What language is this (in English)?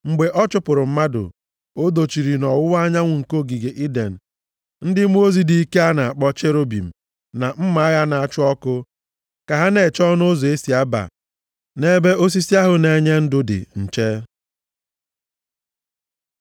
Igbo